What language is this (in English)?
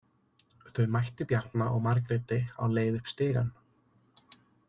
Icelandic